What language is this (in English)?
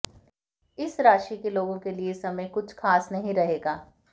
Hindi